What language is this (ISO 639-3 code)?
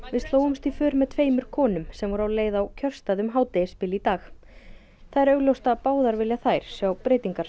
isl